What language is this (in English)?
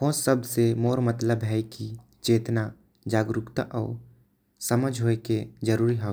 Korwa